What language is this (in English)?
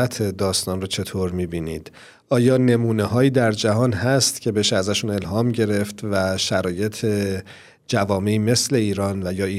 Persian